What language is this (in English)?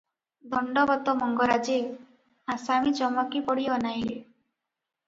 Odia